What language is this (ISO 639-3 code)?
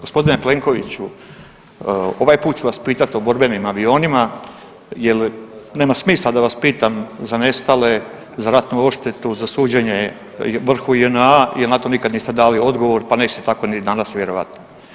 hrv